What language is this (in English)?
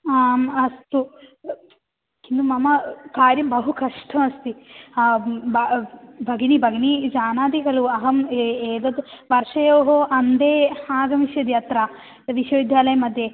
Sanskrit